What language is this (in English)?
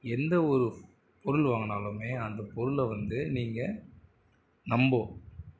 Tamil